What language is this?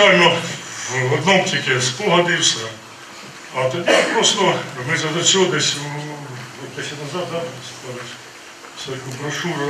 Ukrainian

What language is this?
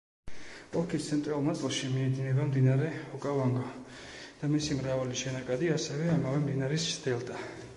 Georgian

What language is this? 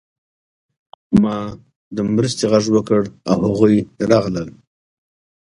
Pashto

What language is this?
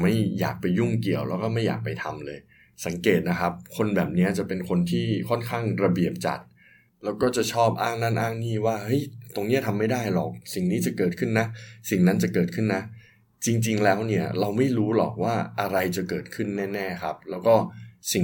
Thai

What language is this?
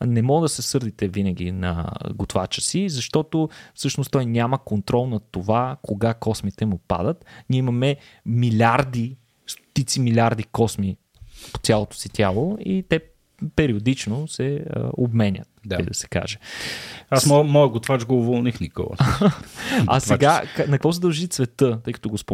Bulgarian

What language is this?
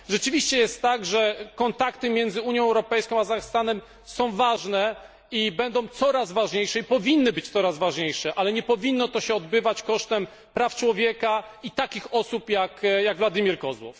Polish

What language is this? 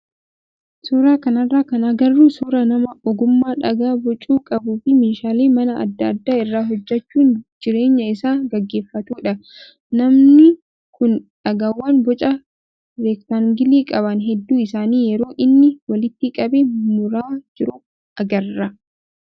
Oromo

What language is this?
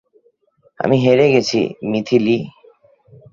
Bangla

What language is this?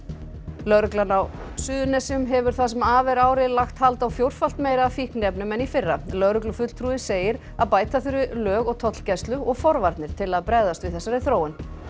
Icelandic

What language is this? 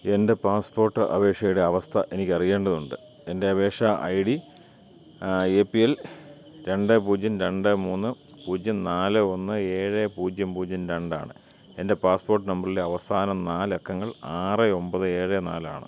Malayalam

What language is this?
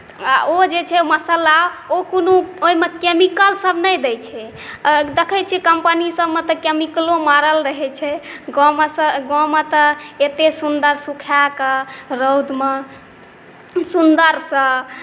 Maithili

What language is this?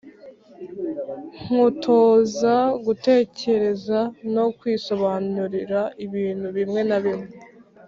Kinyarwanda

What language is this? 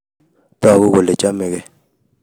Kalenjin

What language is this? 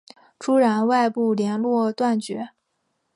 Chinese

